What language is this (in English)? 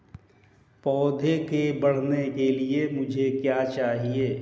Hindi